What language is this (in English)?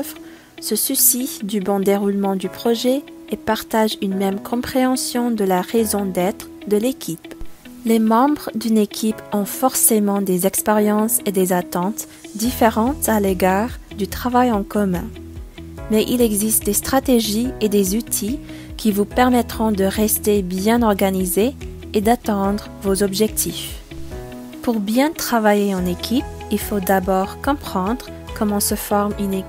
French